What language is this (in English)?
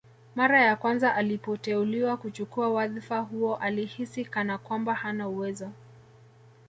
Swahili